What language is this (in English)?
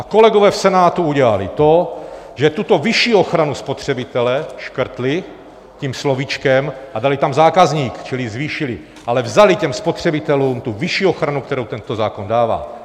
Czech